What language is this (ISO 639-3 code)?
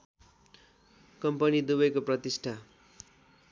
nep